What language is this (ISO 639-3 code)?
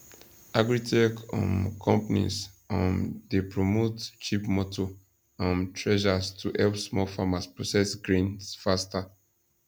pcm